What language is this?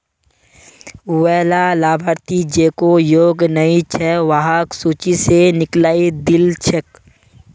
Magahi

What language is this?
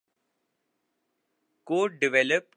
Urdu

